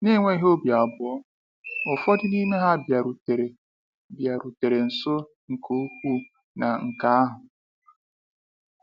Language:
Igbo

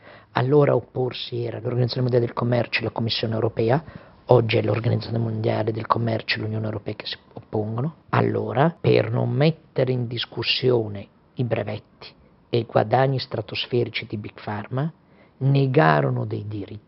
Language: Italian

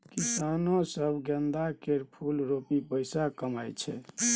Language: Maithili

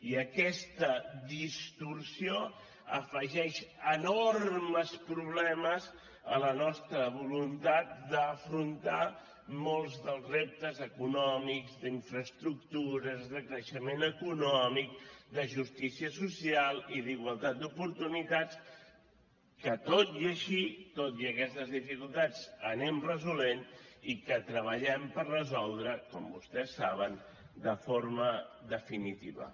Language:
Catalan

